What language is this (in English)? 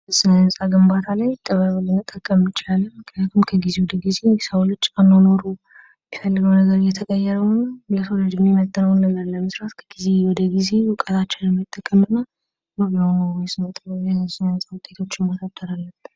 Amharic